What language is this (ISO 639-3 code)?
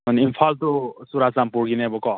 mni